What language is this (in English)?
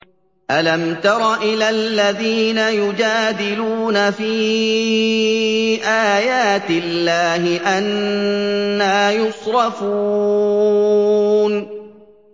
Arabic